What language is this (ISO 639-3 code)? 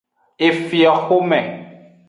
ajg